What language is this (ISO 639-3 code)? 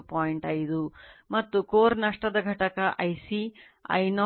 kan